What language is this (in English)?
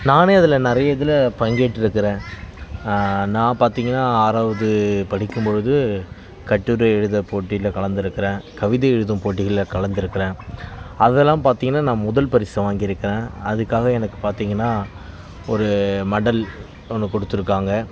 Tamil